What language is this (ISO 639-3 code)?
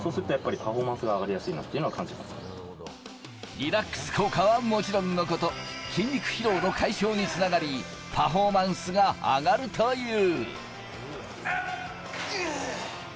jpn